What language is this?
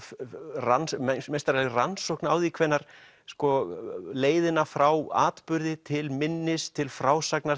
Icelandic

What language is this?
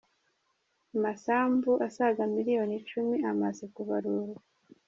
Kinyarwanda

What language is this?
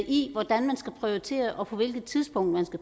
Danish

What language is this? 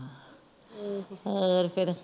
Punjabi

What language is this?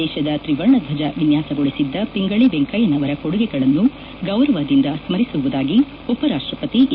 Kannada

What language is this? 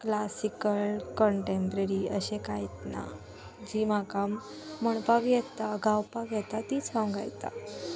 Konkani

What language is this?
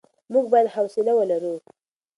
Pashto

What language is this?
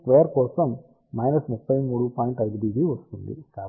Telugu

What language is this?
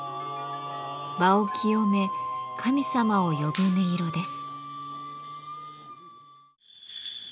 Japanese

